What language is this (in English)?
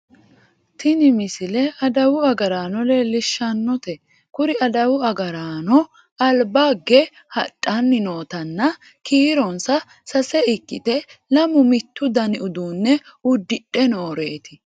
Sidamo